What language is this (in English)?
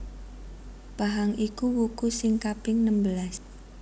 Javanese